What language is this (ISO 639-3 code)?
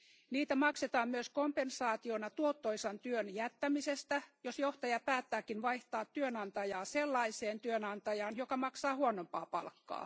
fin